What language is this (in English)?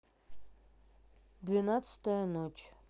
Russian